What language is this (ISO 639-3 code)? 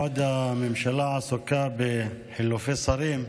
heb